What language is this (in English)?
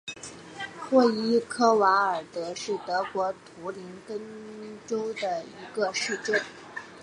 Chinese